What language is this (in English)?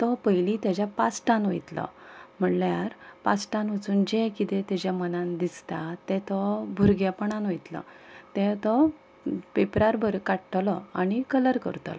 Konkani